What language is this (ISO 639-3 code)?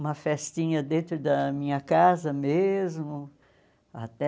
por